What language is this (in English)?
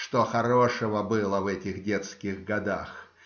Russian